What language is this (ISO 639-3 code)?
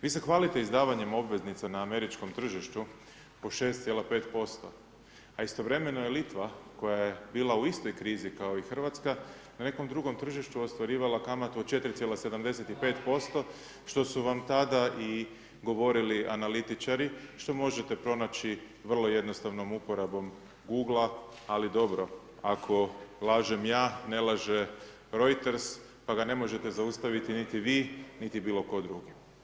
hrv